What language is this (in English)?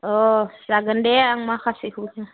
Bodo